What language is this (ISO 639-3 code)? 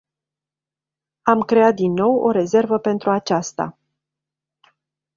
ron